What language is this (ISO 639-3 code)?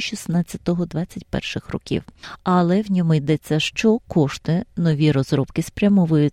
ukr